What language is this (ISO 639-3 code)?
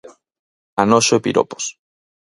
glg